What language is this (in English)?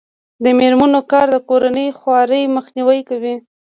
Pashto